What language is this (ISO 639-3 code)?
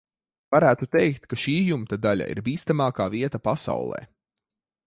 lav